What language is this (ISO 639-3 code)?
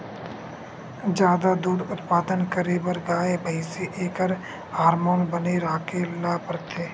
hne